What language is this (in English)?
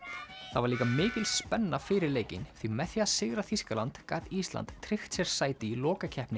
Icelandic